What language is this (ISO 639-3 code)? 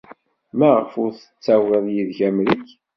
kab